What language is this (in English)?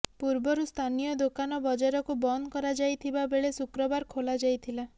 Odia